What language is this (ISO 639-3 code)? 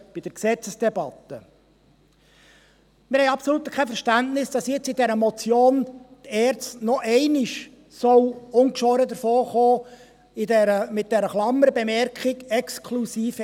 gsw